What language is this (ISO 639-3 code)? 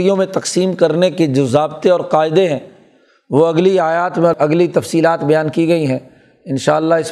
urd